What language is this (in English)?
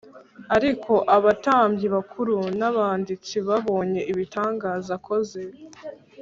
Kinyarwanda